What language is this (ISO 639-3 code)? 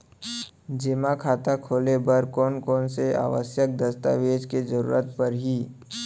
hne